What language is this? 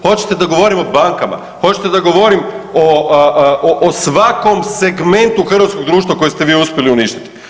Croatian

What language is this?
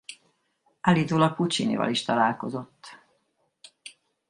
Hungarian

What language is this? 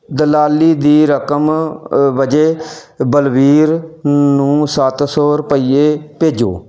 Punjabi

